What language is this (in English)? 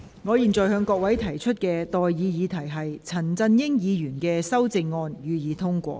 Cantonese